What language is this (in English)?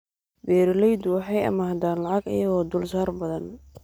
Somali